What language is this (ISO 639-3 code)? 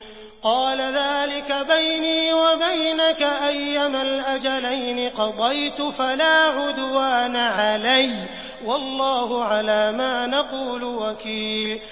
ara